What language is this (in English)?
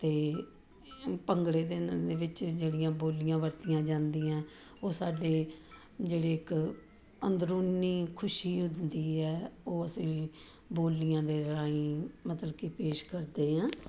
Punjabi